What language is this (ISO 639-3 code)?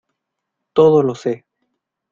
spa